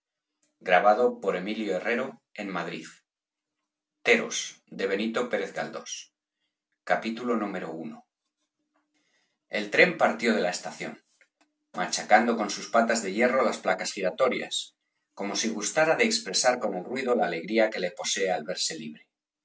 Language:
Spanish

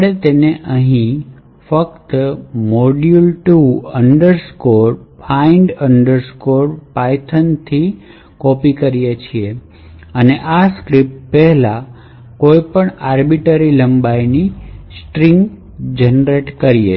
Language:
Gujarati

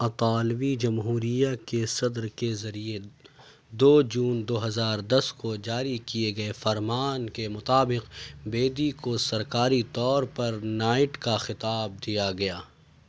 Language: Urdu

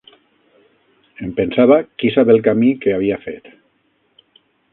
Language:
Catalan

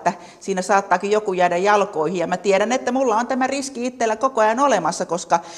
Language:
Finnish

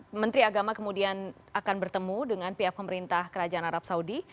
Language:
Indonesian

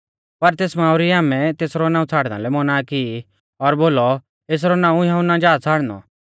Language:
Mahasu Pahari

